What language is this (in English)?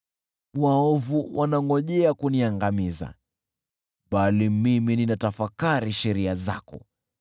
Swahili